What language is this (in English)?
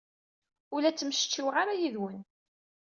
Kabyle